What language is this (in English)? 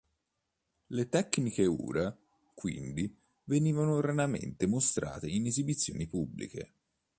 Italian